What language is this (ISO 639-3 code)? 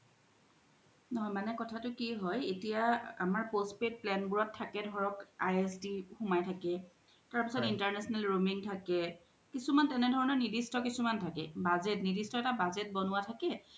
asm